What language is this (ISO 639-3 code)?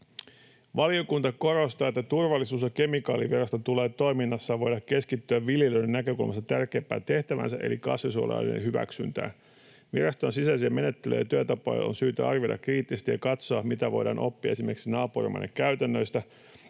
fin